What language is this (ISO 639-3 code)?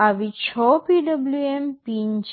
guj